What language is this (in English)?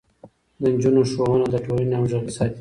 Pashto